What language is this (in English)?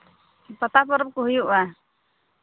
Santali